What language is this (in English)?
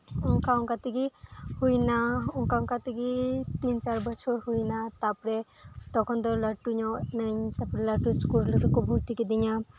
Santali